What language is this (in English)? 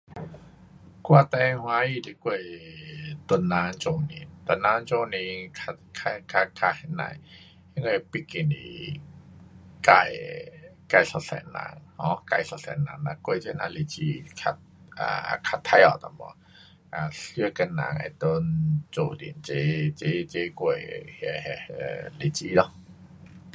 Pu-Xian Chinese